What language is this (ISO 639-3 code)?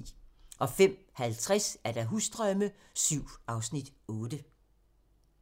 dan